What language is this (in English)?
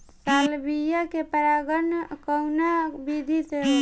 Bhojpuri